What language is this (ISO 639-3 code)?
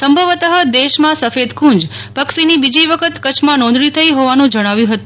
guj